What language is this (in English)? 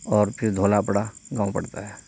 Urdu